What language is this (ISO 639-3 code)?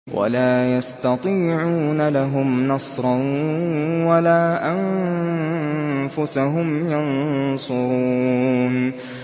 ara